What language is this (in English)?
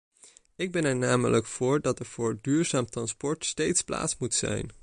Dutch